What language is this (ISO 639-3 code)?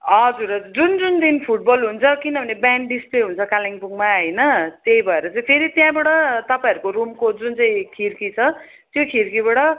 nep